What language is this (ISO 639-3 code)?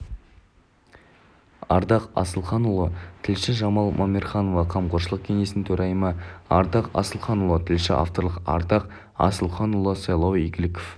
kaz